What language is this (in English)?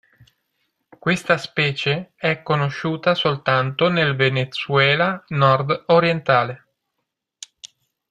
Italian